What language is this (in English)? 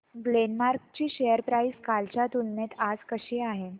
Marathi